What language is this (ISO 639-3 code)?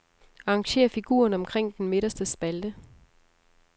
dan